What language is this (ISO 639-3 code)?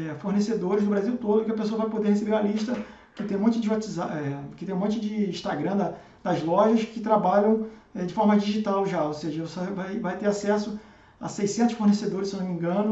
por